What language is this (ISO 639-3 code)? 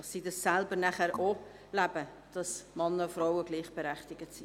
gsw